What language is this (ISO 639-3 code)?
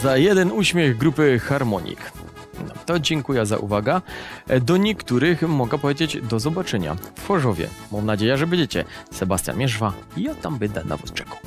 pol